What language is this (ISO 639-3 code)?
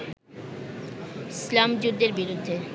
ben